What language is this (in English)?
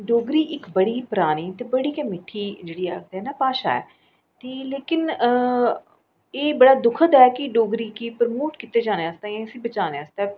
Dogri